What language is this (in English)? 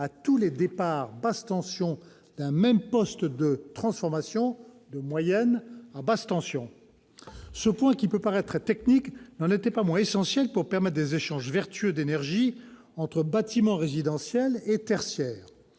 French